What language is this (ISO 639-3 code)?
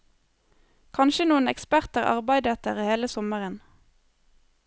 nor